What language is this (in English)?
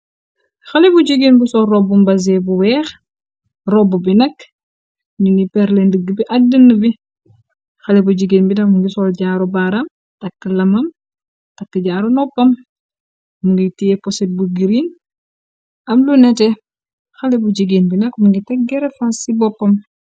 Wolof